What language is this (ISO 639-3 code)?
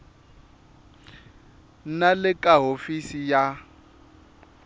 tso